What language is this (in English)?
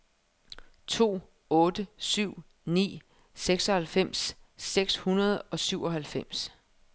Danish